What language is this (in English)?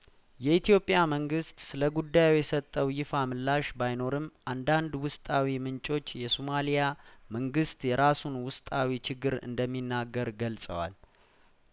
Amharic